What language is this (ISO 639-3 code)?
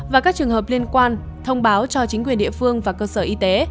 vie